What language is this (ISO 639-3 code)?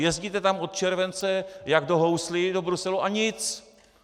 ces